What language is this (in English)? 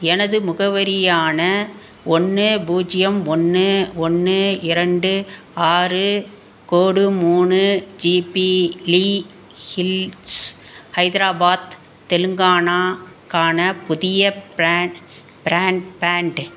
Tamil